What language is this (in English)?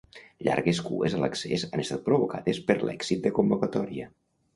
Catalan